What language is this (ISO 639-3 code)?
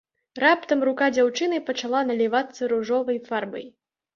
bel